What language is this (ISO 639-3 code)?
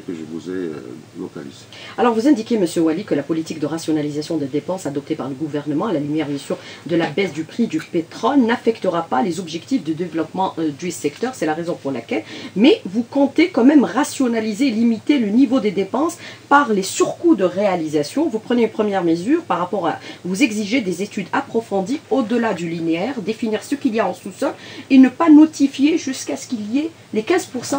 fra